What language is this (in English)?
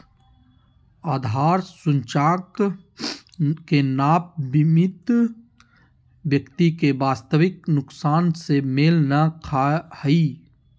Magahi